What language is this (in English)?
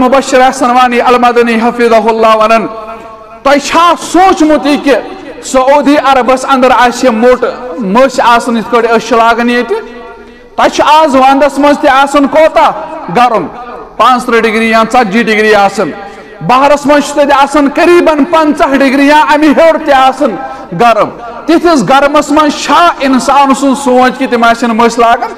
Arabic